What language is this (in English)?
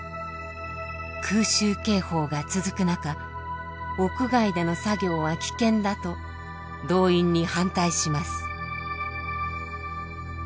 Japanese